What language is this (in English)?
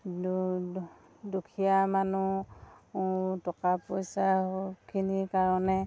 Assamese